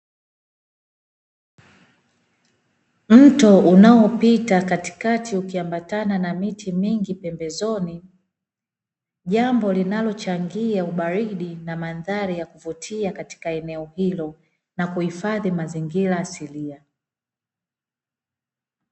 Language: Swahili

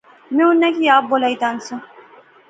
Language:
Pahari-Potwari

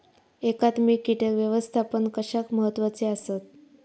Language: Marathi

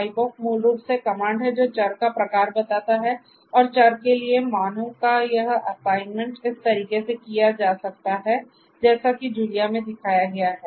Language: Hindi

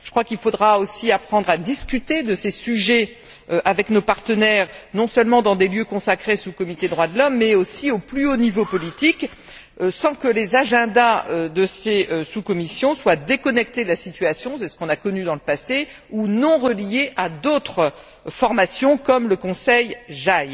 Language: French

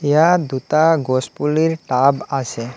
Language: Assamese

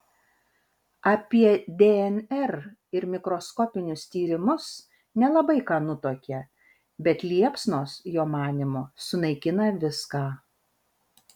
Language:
Lithuanian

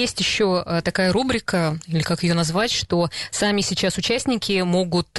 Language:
Russian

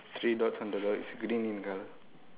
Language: English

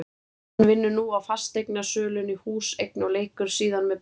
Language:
Icelandic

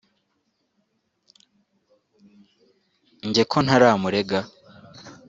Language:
Kinyarwanda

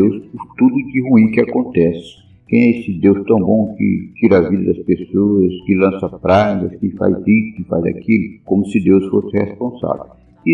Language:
Portuguese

